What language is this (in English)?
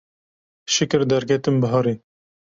Kurdish